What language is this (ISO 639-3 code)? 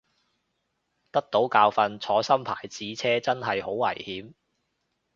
yue